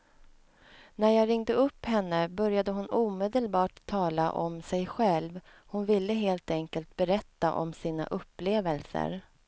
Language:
Swedish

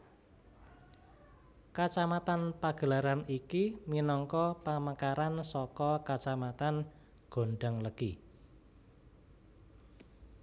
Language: Javanese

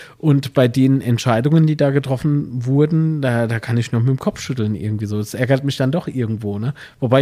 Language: German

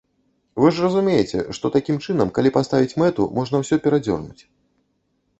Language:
Belarusian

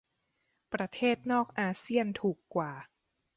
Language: Thai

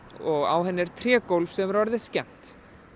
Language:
Icelandic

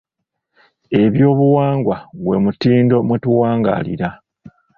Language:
Ganda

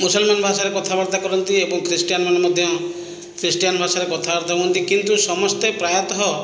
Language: Odia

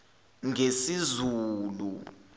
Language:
Zulu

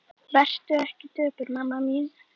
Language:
Icelandic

